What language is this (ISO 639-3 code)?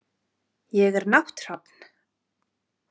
isl